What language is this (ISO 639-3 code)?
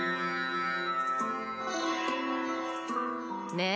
jpn